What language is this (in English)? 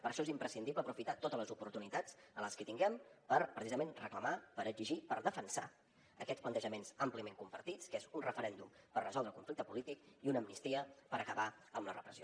Catalan